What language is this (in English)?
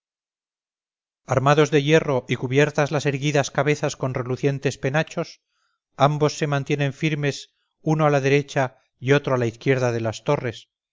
Spanish